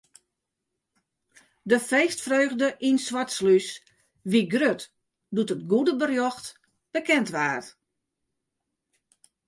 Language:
Western Frisian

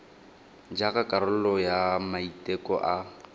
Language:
Tswana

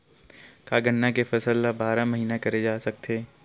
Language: Chhattisgarhi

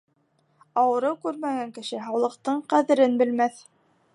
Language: Bashkir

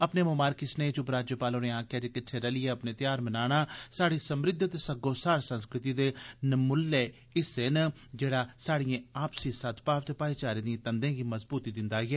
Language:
Dogri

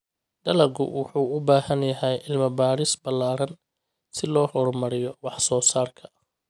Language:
Somali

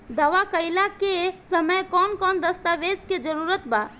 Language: Bhojpuri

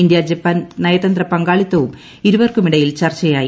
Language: Malayalam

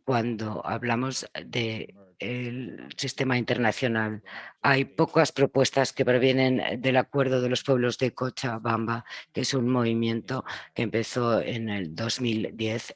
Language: Spanish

